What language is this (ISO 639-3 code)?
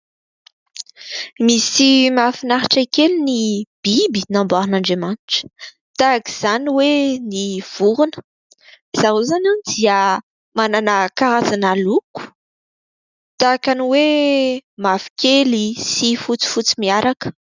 mlg